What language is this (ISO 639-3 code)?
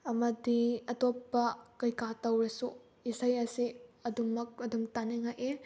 mni